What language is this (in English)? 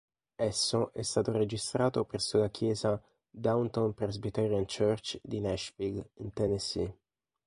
Italian